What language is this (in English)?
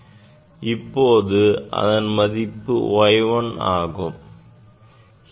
Tamil